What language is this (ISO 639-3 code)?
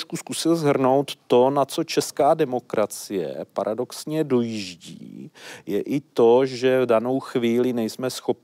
ces